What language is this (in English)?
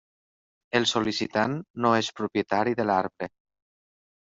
Catalan